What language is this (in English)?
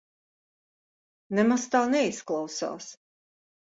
Latvian